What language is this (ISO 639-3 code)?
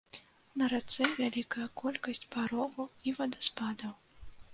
bel